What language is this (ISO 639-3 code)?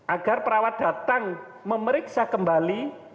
ind